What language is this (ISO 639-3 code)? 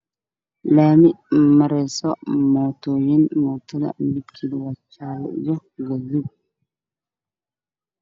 som